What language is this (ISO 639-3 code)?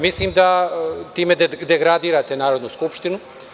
srp